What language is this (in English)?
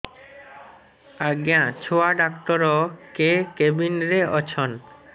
Odia